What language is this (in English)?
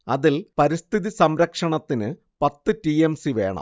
Malayalam